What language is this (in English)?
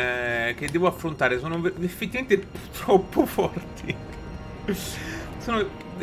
Italian